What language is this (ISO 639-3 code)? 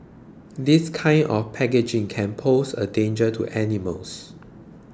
eng